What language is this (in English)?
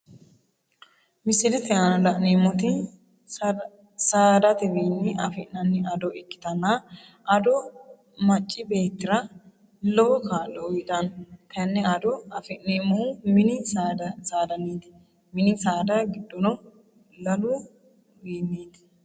Sidamo